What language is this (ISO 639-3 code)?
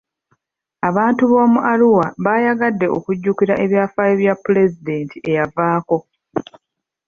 lug